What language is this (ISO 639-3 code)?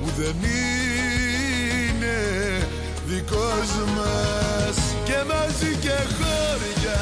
ell